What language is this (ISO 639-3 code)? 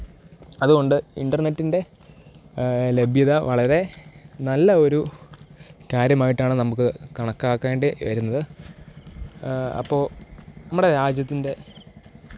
mal